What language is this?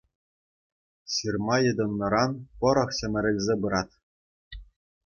Chuvash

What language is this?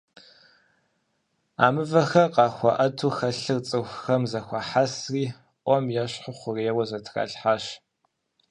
Kabardian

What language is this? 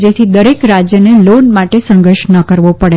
Gujarati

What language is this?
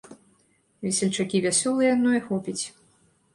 Belarusian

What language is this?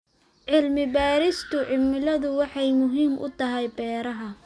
Somali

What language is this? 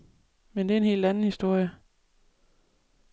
Danish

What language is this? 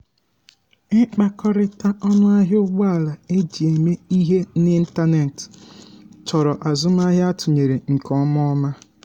Igbo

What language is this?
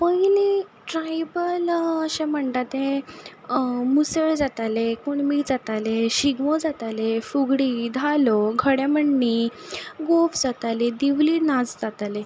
Konkani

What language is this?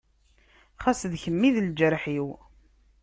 Kabyle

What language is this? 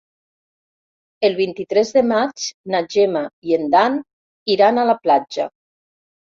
Catalan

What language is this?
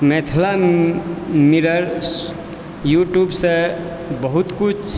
Maithili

